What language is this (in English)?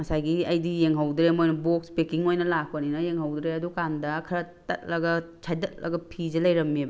Manipuri